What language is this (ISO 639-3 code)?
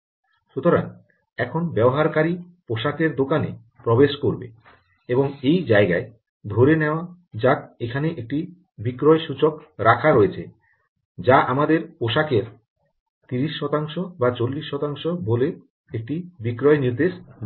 ben